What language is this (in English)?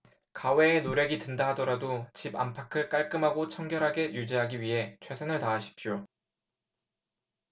Korean